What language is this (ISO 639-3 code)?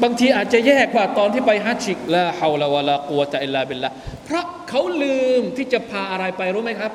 tha